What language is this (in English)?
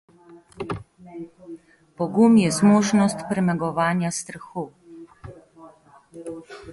Slovenian